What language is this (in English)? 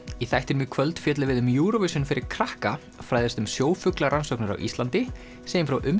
Icelandic